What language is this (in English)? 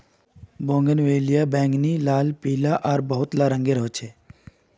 Magahi